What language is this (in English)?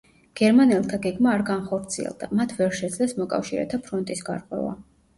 Georgian